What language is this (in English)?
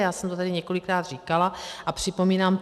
Czech